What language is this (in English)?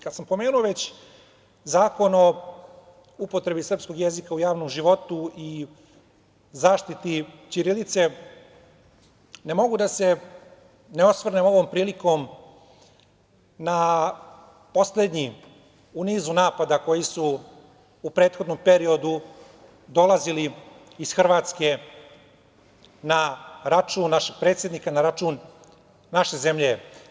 Serbian